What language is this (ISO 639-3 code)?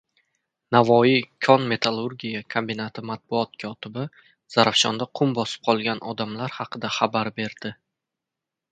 uzb